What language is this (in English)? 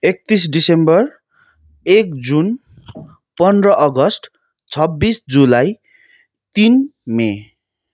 Nepali